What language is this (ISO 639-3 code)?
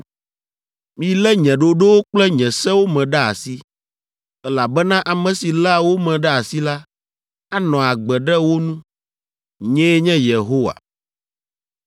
ewe